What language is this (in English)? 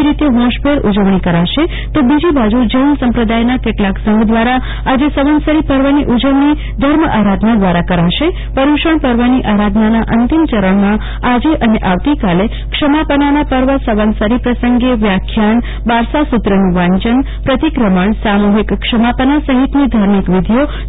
Gujarati